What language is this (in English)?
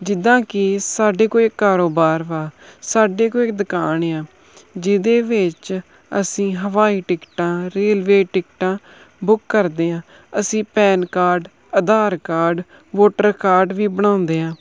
Punjabi